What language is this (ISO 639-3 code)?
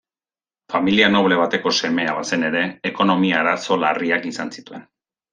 eus